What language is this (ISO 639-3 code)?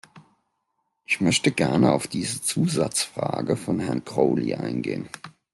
deu